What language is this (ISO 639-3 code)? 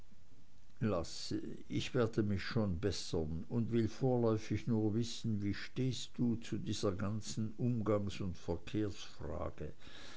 deu